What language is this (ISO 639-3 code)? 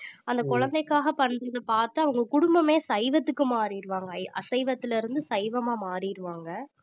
tam